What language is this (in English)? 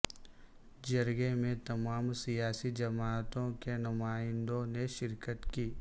Urdu